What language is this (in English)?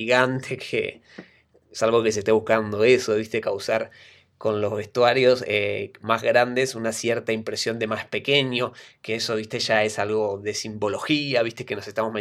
Spanish